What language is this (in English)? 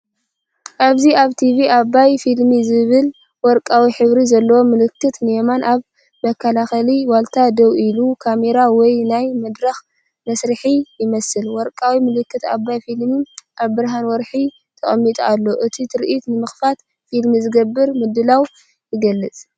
Tigrinya